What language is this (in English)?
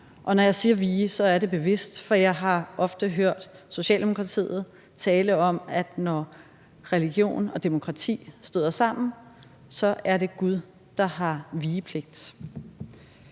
Danish